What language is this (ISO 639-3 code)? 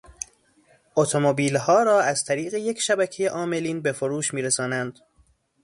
fas